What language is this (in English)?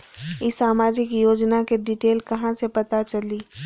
Magahi